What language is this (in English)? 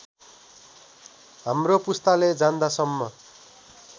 Nepali